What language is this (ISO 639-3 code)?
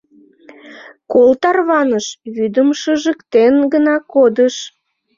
chm